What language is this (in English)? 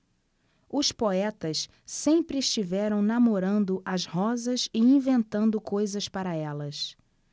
Portuguese